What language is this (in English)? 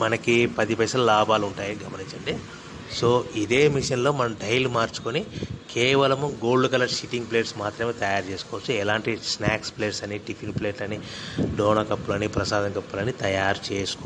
Hindi